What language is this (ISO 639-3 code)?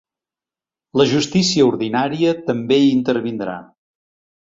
cat